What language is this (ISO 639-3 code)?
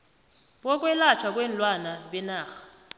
nbl